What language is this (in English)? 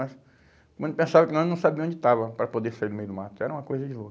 Portuguese